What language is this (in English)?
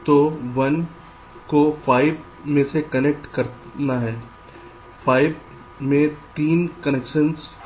Hindi